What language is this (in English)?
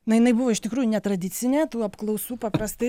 Lithuanian